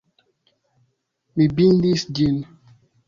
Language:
Esperanto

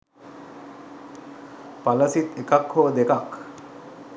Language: Sinhala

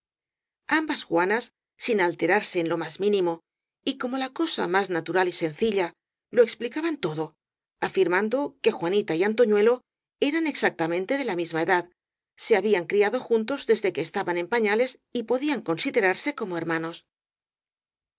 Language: Spanish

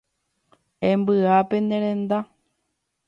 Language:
Guarani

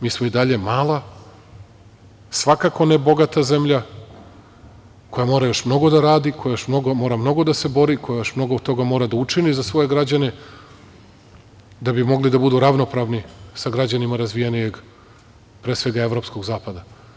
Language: Serbian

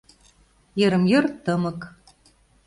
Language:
Mari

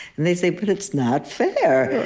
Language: English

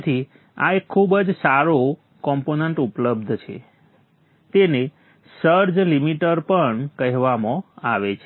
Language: Gujarati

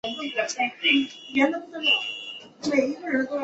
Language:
Chinese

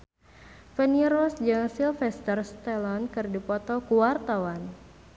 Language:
Sundanese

